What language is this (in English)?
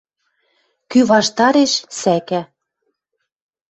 Western Mari